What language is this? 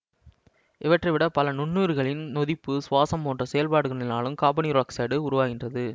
Tamil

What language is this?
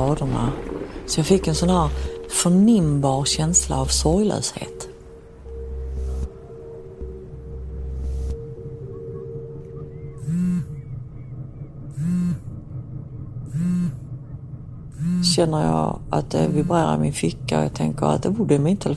Swedish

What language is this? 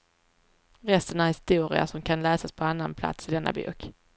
Swedish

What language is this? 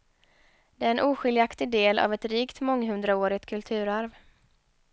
Swedish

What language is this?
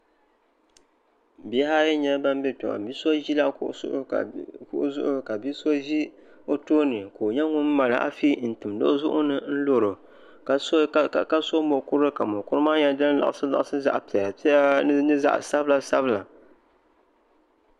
Dagbani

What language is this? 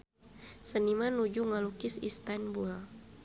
Sundanese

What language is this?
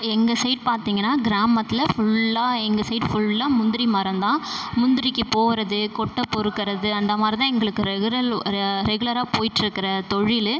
Tamil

